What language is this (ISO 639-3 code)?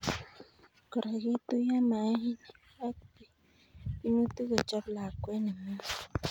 kln